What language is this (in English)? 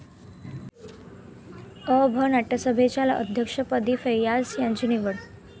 Marathi